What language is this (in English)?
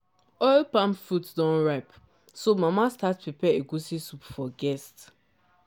Nigerian Pidgin